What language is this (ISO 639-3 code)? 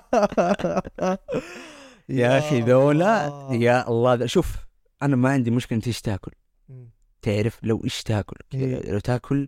ara